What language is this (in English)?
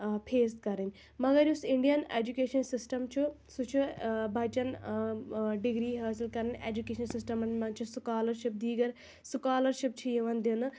Kashmiri